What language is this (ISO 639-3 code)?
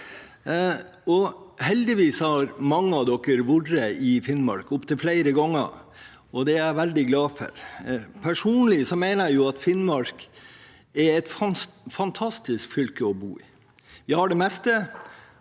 nor